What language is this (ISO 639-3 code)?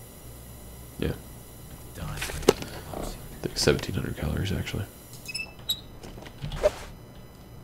eng